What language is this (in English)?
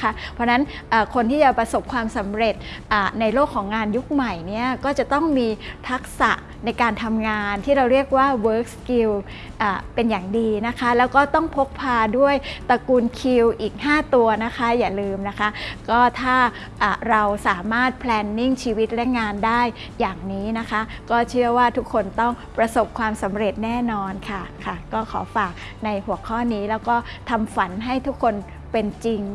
Thai